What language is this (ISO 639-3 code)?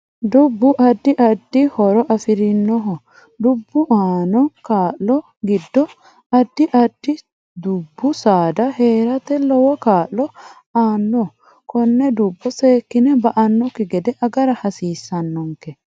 sid